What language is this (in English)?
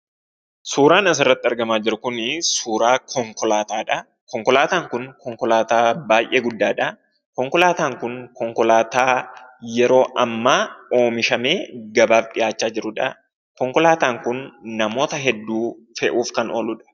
Oromo